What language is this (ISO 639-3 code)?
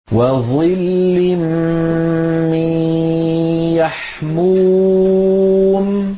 ara